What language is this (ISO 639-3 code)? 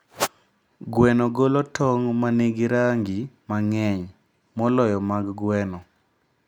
luo